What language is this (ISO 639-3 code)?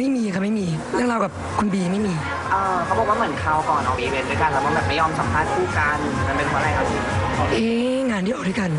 tha